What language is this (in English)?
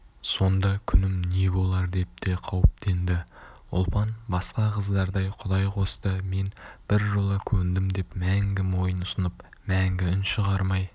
Kazakh